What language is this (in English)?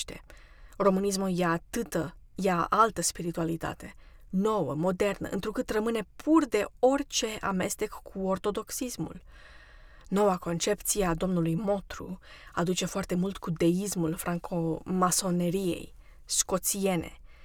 Romanian